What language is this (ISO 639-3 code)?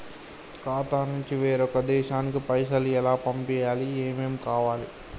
tel